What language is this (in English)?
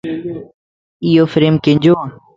Lasi